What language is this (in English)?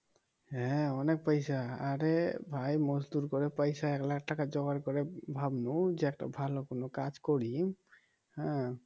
Bangla